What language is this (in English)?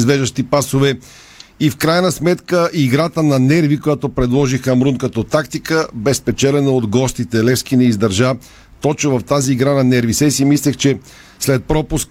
Bulgarian